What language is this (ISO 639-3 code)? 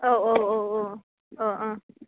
brx